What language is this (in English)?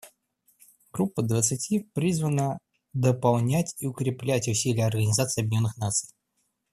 Russian